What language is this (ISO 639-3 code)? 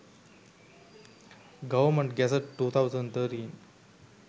sin